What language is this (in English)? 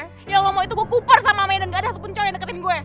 Indonesian